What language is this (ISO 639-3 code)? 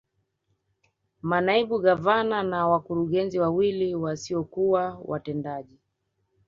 swa